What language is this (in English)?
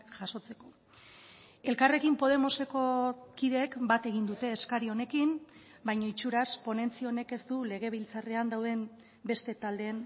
Basque